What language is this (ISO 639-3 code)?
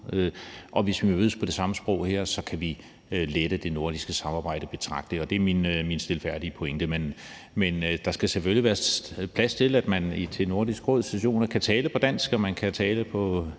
dan